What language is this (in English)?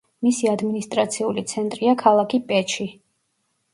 Georgian